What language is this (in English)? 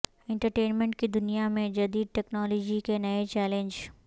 Urdu